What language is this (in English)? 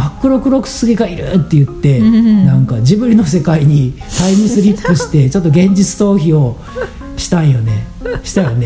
Japanese